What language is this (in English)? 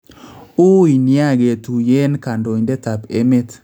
Kalenjin